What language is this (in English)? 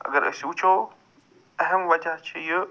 Kashmiri